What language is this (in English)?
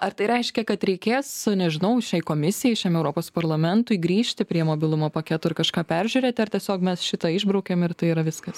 Lithuanian